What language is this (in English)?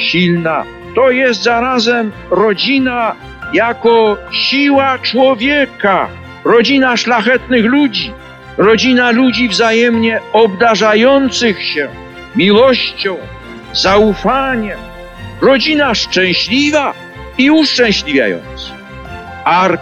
Polish